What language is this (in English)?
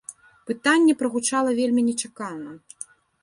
Belarusian